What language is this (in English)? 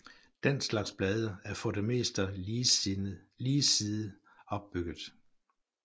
Danish